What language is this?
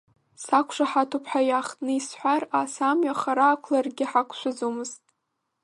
Abkhazian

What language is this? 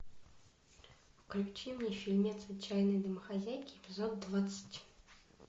Russian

